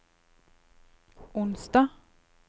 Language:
Norwegian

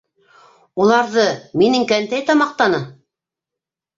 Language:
Bashkir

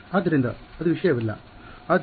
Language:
Kannada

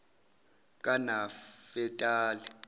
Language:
Zulu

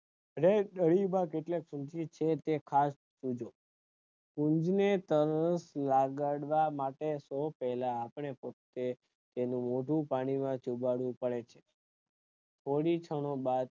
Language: Gujarati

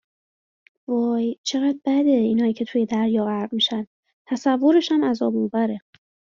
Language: Persian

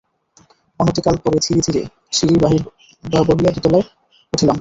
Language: Bangla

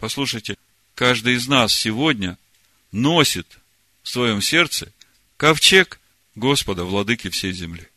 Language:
Russian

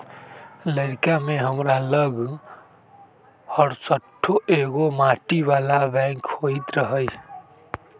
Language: Magahi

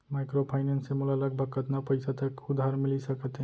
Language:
Chhattisgarhi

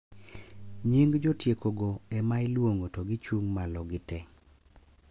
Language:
Luo (Kenya and Tanzania)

